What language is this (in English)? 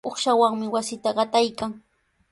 Sihuas Ancash Quechua